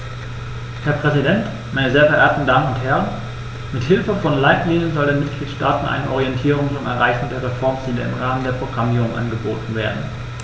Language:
German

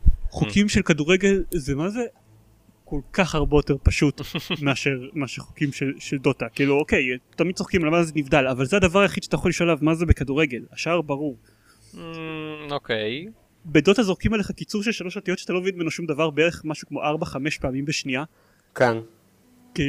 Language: Hebrew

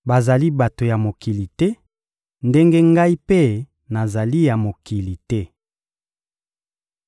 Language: Lingala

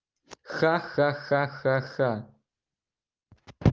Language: Russian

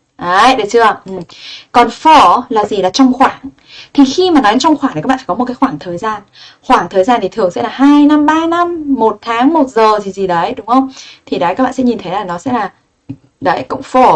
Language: Vietnamese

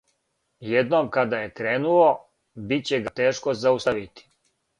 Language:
Serbian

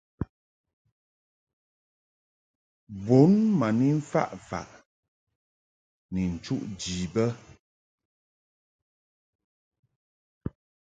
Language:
Mungaka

